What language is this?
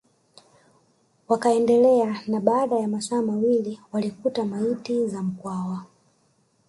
Swahili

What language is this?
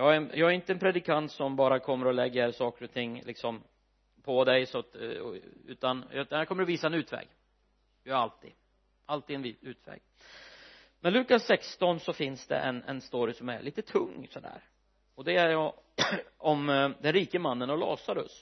Swedish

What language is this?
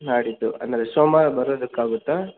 Kannada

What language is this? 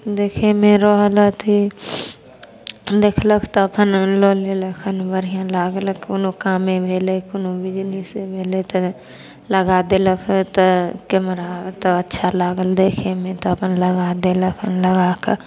Maithili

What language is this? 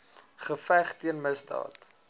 Afrikaans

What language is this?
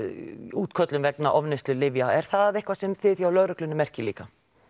Icelandic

